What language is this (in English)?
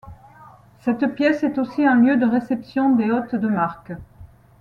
French